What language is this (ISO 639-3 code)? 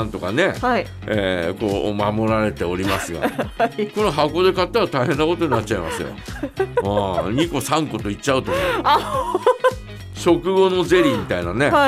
jpn